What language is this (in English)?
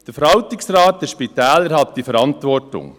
Swiss German